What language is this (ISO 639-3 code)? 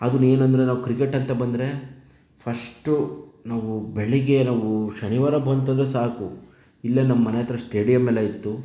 kan